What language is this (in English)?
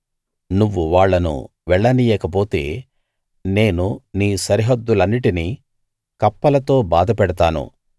Telugu